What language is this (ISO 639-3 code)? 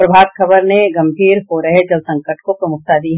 hin